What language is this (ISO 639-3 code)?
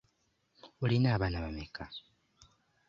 lug